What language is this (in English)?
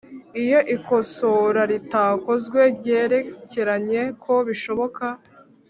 Kinyarwanda